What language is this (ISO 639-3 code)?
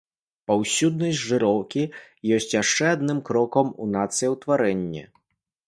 bel